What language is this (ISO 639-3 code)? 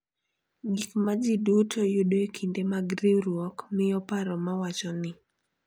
luo